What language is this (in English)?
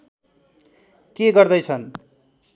Nepali